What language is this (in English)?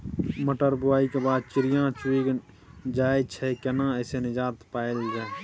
Maithili